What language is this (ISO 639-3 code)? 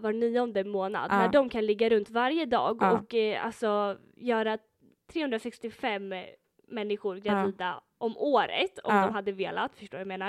swe